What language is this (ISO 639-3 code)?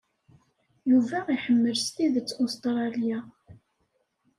kab